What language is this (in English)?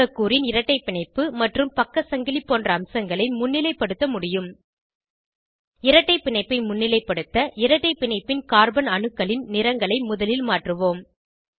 Tamil